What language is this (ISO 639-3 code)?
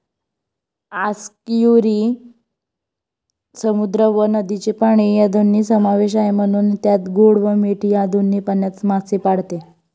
mar